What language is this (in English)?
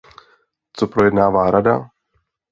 Czech